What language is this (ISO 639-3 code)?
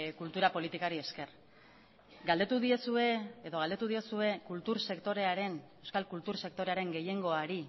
eus